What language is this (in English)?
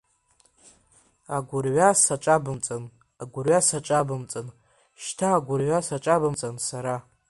Abkhazian